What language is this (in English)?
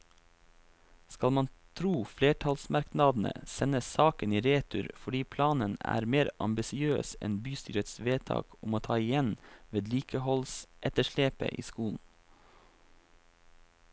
Norwegian